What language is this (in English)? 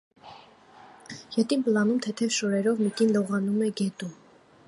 Armenian